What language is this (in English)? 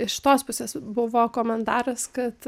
Lithuanian